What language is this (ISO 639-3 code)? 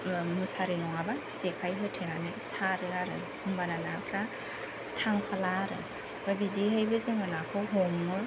brx